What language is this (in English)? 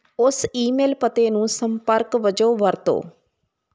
Punjabi